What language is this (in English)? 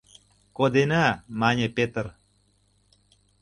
Mari